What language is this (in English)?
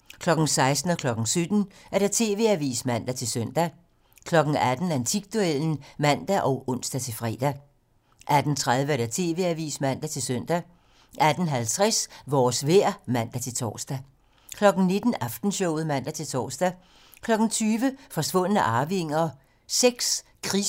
Danish